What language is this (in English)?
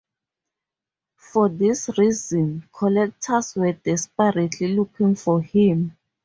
English